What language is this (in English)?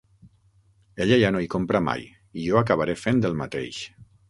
Catalan